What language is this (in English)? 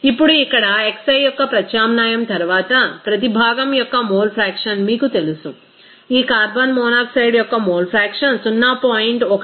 Telugu